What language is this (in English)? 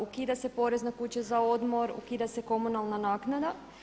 Croatian